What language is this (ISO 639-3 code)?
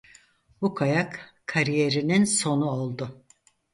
tur